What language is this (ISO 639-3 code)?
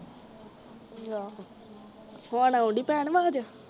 pan